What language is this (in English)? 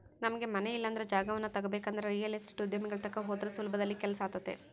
Kannada